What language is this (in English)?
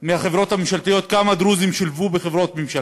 Hebrew